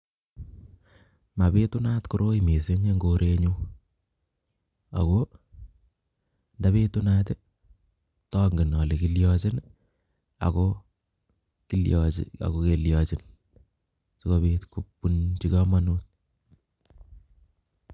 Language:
Kalenjin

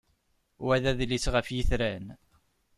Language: Kabyle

